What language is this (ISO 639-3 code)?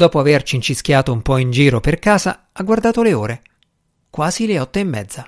ita